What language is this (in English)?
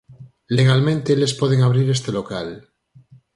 Galician